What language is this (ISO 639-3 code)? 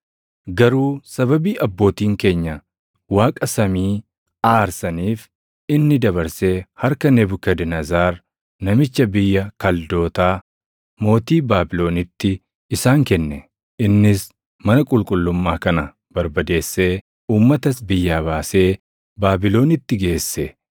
orm